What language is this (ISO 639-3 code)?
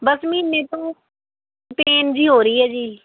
pan